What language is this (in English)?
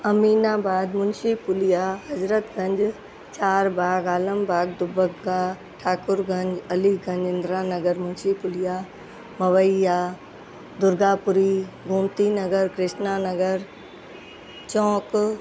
Sindhi